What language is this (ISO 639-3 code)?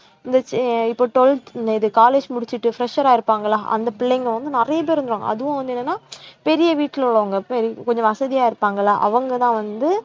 tam